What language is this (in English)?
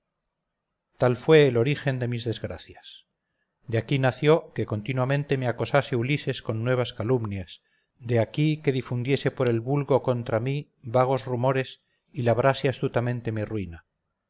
Spanish